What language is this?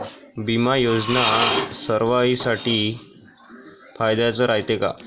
Marathi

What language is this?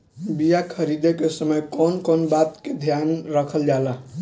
Bhojpuri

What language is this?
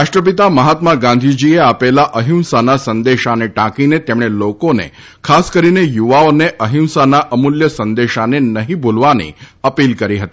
Gujarati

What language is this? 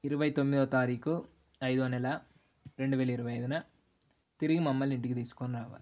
Telugu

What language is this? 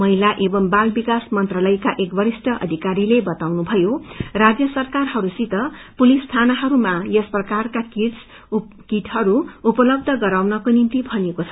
Nepali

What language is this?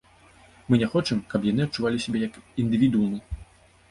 Belarusian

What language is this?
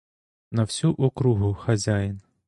Ukrainian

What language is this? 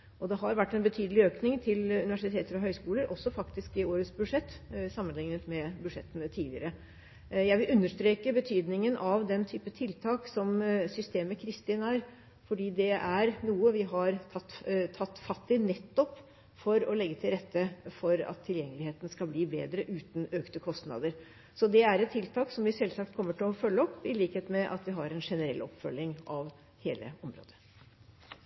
Norwegian Bokmål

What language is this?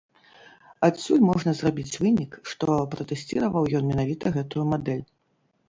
Belarusian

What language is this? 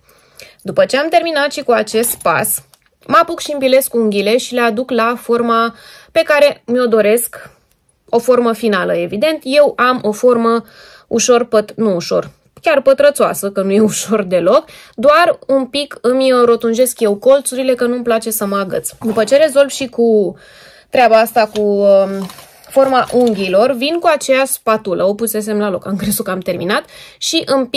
Romanian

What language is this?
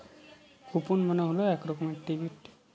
Bangla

